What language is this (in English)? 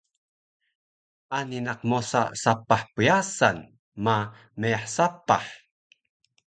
Taroko